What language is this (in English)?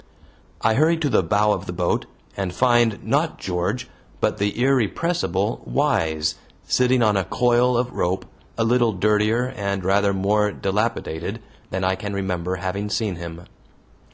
English